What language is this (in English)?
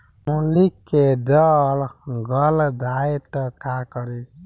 Bhojpuri